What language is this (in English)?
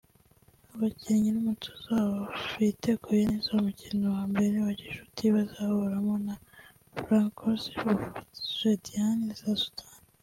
Kinyarwanda